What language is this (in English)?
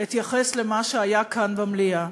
Hebrew